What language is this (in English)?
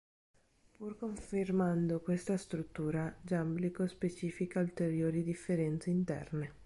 Italian